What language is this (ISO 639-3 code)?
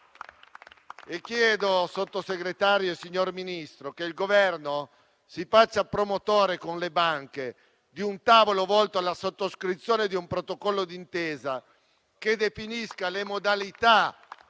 ita